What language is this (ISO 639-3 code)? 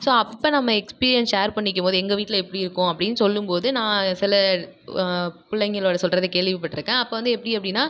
tam